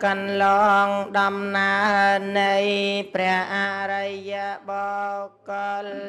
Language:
Vietnamese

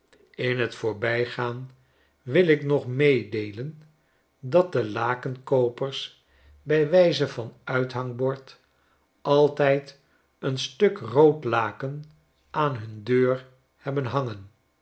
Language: Dutch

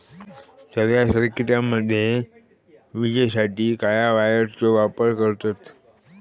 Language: Marathi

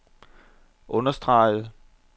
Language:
Danish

